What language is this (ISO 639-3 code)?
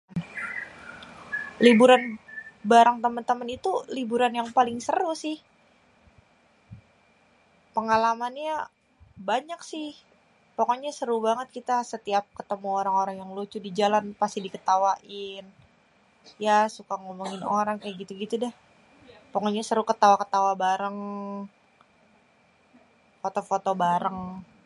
bew